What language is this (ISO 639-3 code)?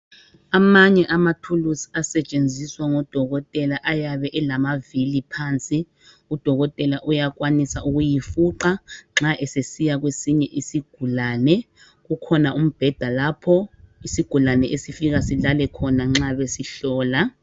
nde